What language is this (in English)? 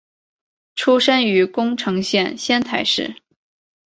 Chinese